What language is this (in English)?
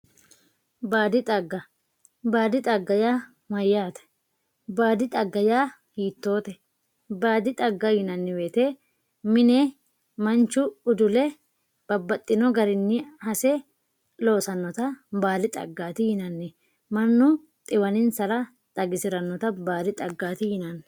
Sidamo